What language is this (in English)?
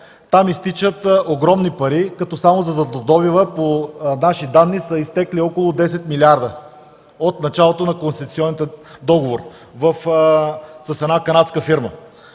Bulgarian